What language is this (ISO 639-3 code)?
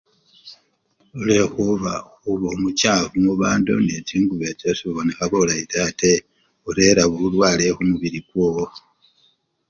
luy